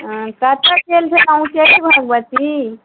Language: Maithili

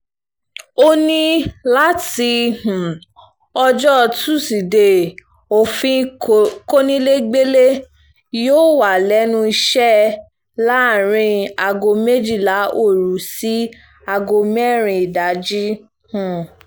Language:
Yoruba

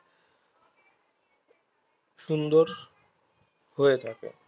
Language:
Bangla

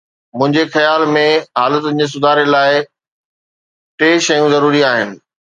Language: Sindhi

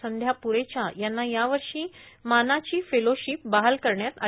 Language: Marathi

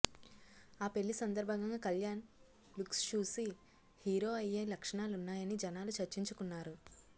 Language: Telugu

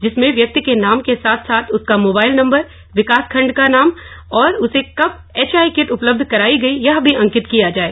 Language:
Hindi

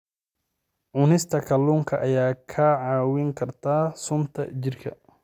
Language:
Somali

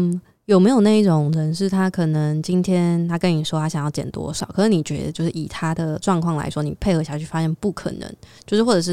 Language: Chinese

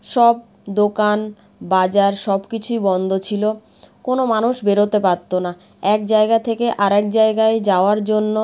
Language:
Bangla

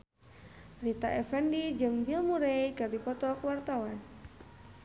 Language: Sundanese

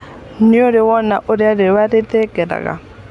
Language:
Kikuyu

